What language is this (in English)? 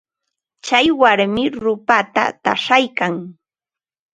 Ambo-Pasco Quechua